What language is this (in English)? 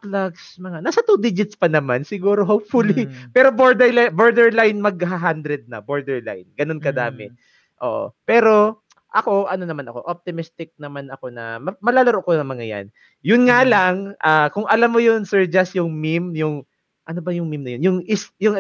Filipino